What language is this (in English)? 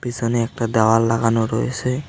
Bangla